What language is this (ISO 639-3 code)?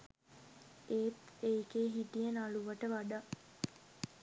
sin